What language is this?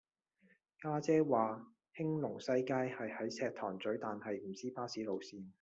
Cantonese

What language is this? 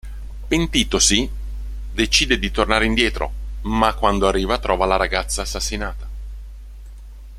Italian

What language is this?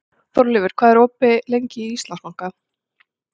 Icelandic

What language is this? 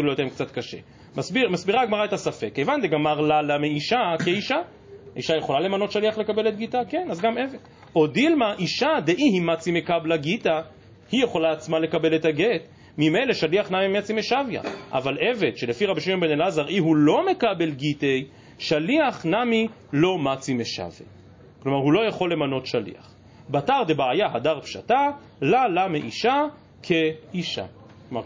Hebrew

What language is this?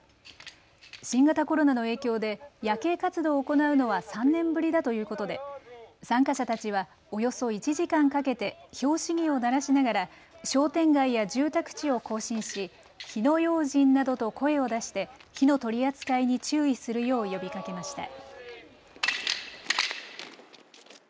Japanese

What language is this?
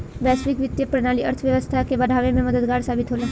Bhojpuri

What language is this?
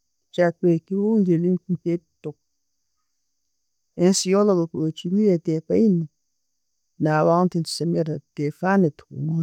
Tooro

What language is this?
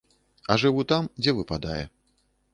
Belarusian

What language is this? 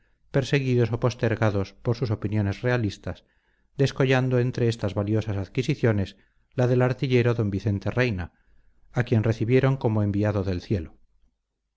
Spanish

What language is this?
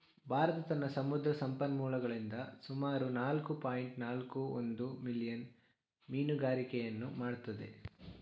Kannada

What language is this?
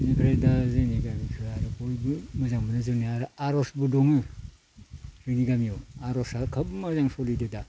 Bodo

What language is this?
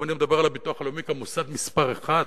Hebrew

